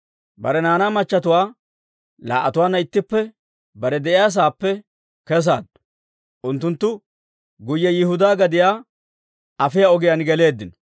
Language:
Dawro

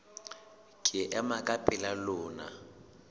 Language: Southern Sotho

